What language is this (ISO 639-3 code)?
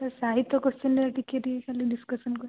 ori